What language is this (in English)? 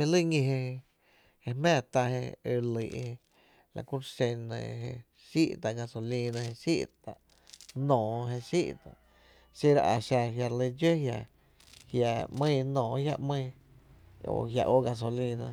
Tepinapa Chinantec